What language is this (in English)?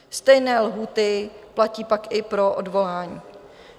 Czech